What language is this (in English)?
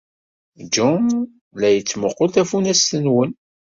Kabyle